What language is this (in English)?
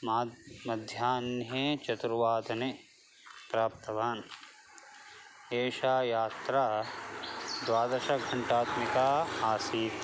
Sanskrit